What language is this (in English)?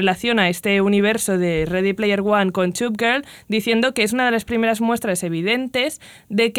Spanish